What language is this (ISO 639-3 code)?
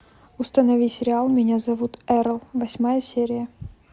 rus